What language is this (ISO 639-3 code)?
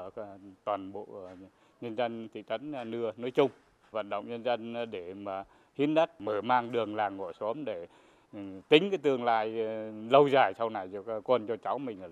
vie